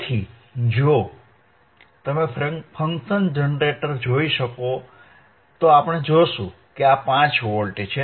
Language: Gujarati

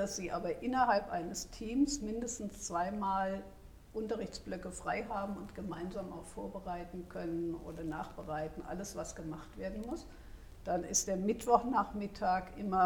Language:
German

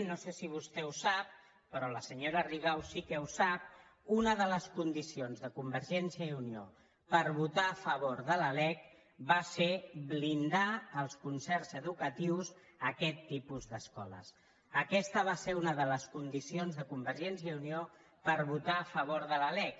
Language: Catalan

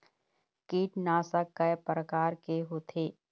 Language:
Chhattisgarhi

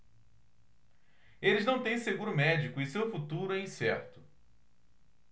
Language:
Portuguese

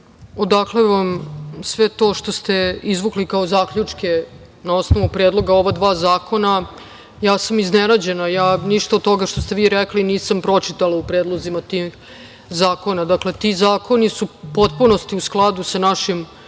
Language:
Serbian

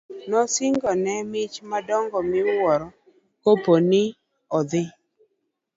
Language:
Luo (Kenya and Tanzania)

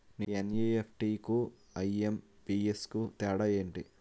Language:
Telugu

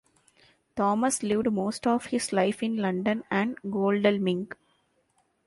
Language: English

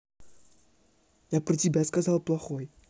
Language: Russian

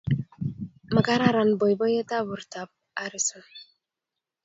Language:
Kalenjin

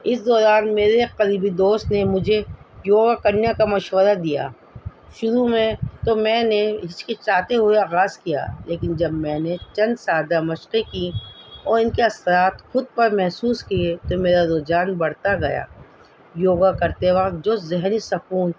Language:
Urdu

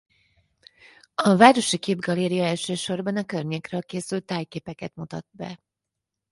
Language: Hungarian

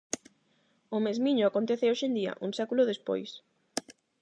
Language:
Galician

